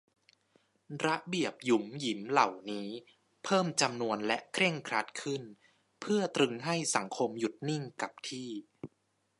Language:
Thai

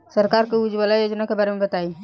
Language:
Bhojpuri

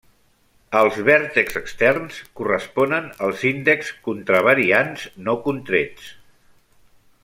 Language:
Catalan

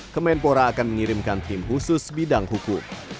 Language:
Indonesian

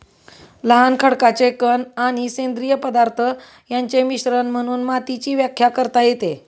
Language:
Marathi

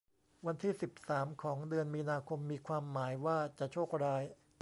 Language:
Thai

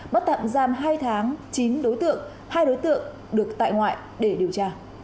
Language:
Vietnamese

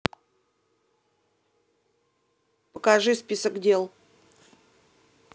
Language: Russian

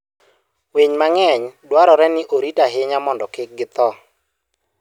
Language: Luo (Kenya and Tanzania)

